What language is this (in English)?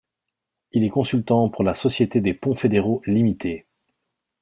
French